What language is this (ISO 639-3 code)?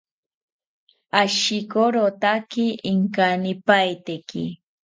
cpy